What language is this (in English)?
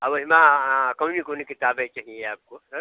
Hindi